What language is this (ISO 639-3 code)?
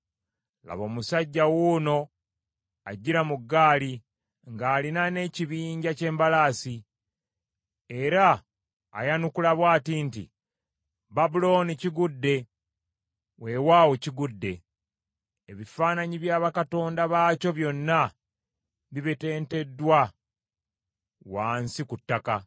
lug